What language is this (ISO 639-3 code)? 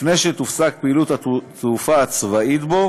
heb